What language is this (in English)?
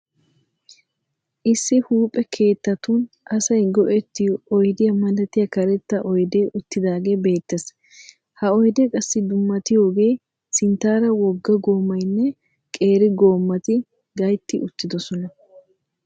Wolaytta